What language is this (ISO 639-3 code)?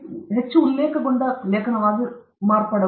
kan